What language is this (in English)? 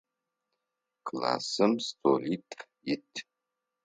Adyghe